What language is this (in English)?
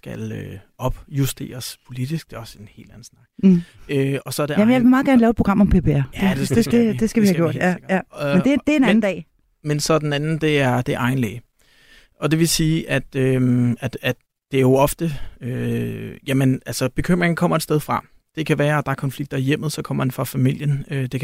Danish